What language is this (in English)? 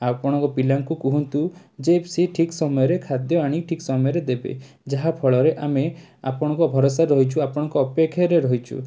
Odia